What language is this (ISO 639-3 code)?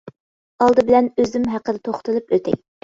uig